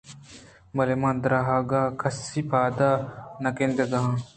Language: Eastern Balochi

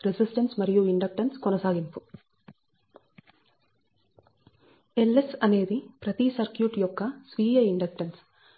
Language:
Telugu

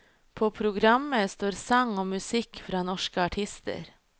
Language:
Norwegian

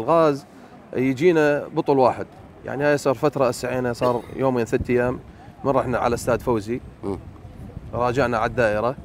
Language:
Arabic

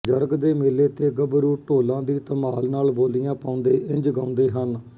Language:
Punjabi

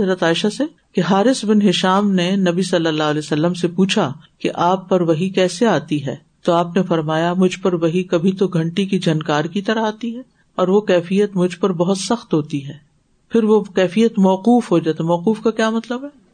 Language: Urdu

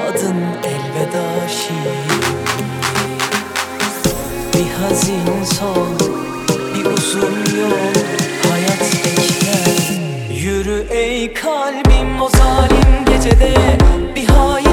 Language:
Turkish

